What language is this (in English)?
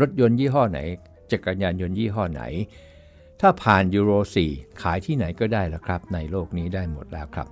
Thai